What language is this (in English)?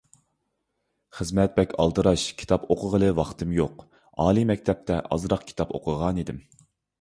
Uyghur